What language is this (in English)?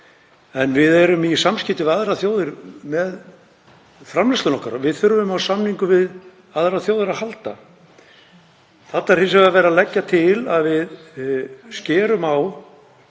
Icelandic